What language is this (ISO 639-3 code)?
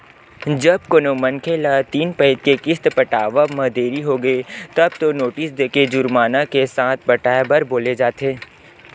hne